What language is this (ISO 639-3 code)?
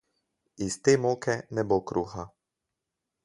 slv